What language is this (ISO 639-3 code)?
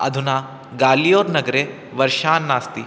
san